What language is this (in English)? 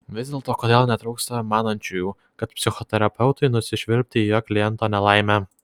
Lithuanian